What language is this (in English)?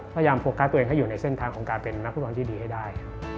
Thai